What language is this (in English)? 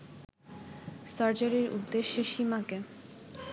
Bangla